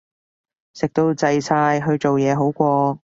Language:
Cantonese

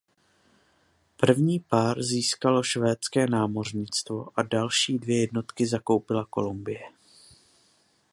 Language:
Czech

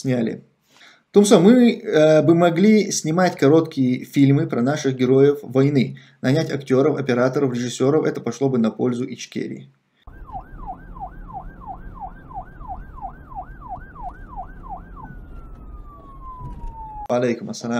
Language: Russian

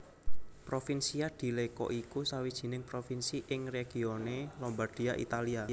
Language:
Javanese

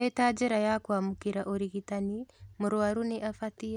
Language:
Kikuyu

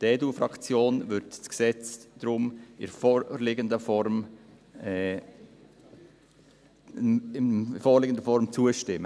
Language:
Swiss German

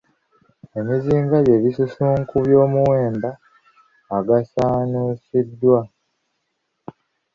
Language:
Ganda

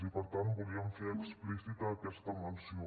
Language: Catalan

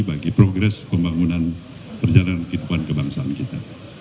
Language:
Indonesian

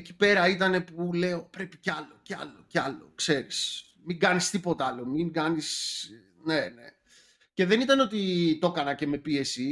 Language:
Greek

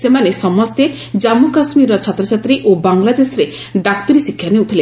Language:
Odia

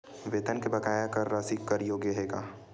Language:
Chhattisgarhi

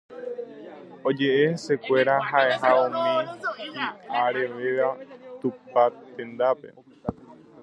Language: Guarani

